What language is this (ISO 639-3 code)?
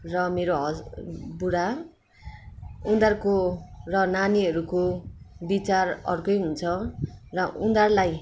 nep